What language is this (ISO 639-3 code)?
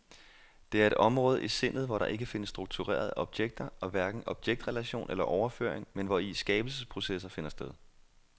dan